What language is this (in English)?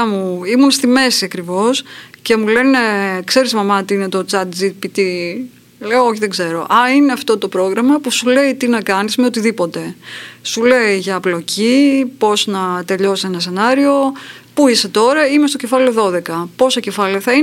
Greek